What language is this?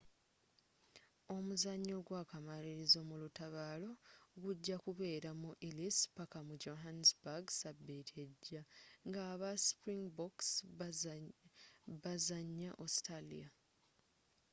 Ganda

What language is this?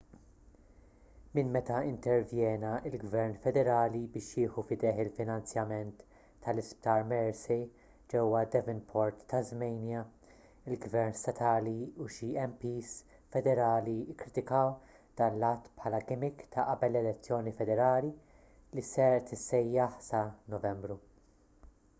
Maltese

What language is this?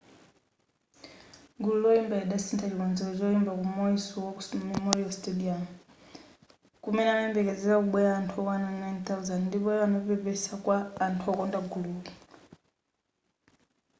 Nyanja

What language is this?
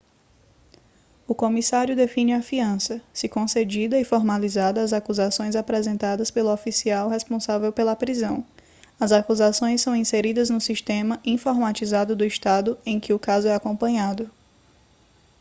Portuguese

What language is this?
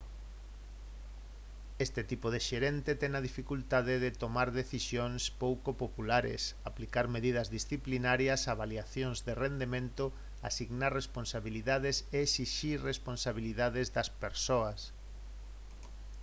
Galician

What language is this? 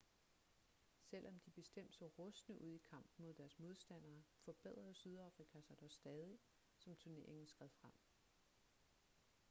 Danish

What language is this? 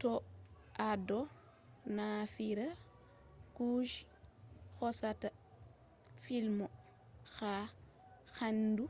Fula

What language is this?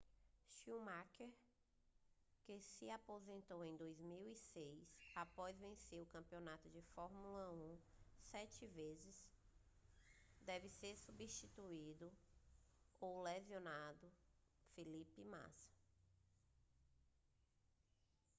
Portuguese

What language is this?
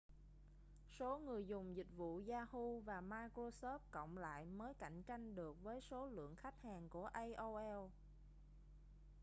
Vietnamese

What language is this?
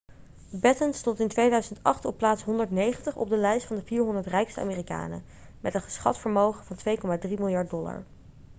Dutch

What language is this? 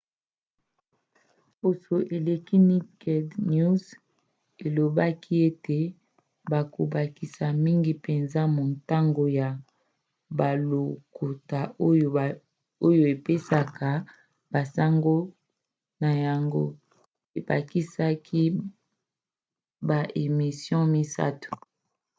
Lingala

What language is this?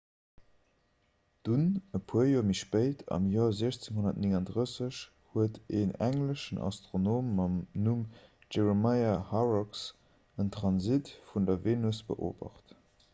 Luxembourgish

